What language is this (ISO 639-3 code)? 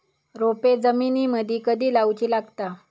mar